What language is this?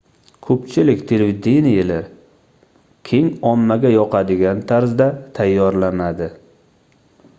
Uzbek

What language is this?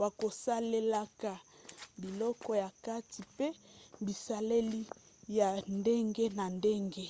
Lingala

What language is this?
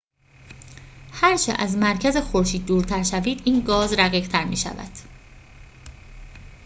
Persian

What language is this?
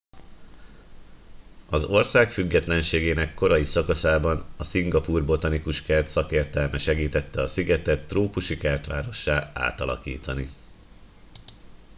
Hungarian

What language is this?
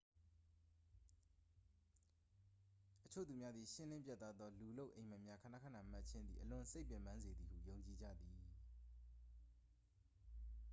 Burmese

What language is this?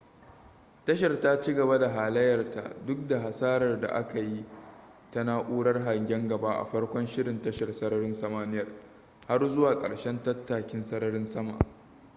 Hausa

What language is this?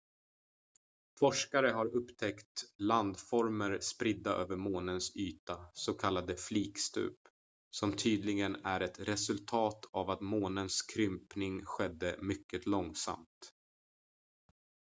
Swedish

